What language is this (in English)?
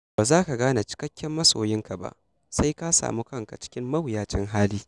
Hausa